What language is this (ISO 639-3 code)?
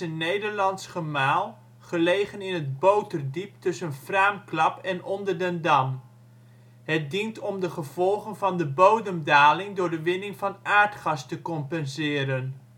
nld